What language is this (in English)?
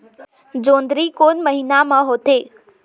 Chhattisgarhi